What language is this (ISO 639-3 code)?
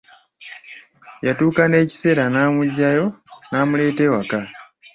lug